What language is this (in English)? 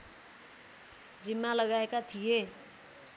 Nepali